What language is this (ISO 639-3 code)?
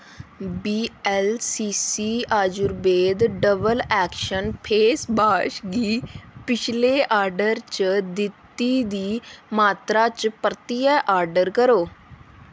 doi